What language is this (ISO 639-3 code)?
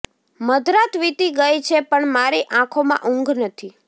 guj